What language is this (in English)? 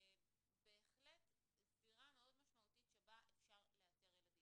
Hebrew